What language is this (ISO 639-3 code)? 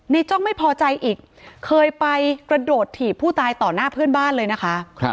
tha